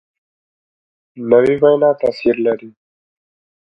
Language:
Pashto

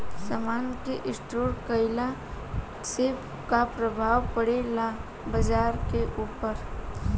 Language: Bhojpuri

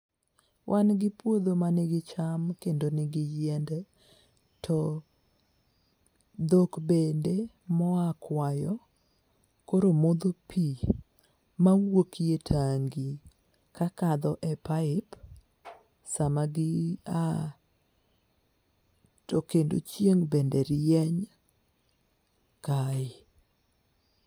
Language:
Luo (Kenya and Tanzania)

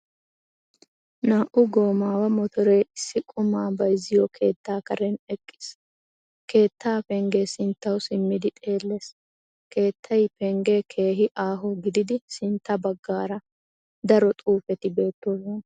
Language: Wolaytta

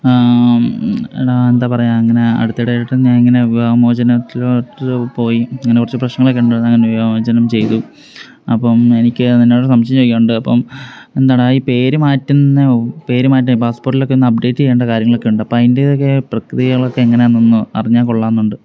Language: Malayalam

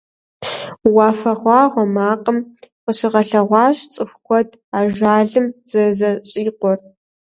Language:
Kabardian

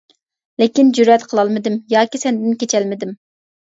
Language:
Uyghur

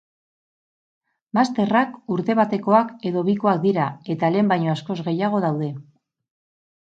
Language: Basque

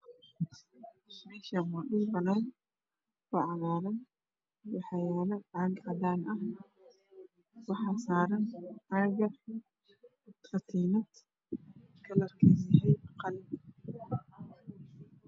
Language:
Somali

